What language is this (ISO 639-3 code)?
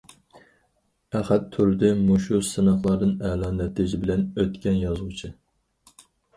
uig